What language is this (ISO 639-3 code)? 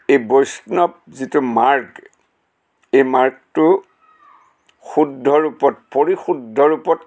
asm